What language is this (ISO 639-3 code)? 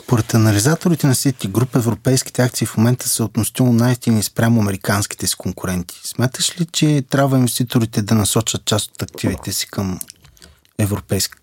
bul